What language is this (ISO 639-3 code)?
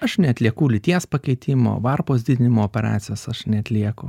lit